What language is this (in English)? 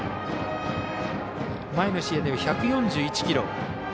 Japanese